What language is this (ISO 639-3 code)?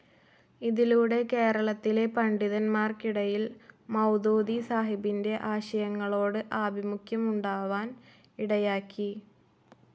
mal